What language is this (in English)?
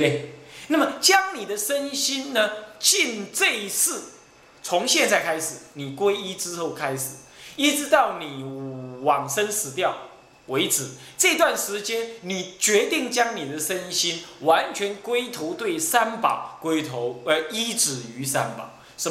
Chinese